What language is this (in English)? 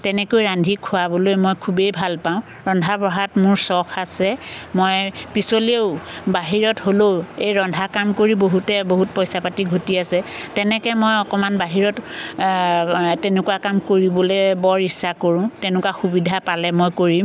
Assamese